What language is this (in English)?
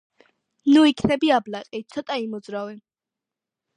Georgian